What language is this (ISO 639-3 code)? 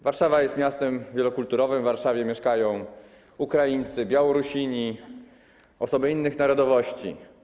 pol